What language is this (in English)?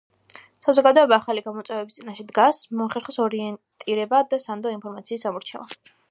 Georgian